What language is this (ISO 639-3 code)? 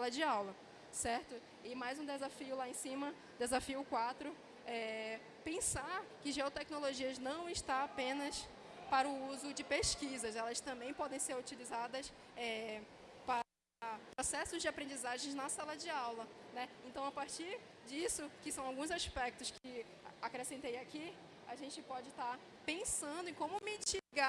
por